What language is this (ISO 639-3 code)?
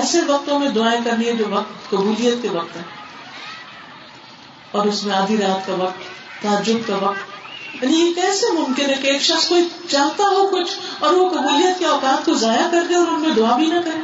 urd